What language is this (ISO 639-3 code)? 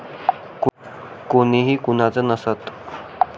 mar